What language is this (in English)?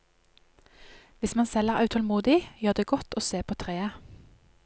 Norwegian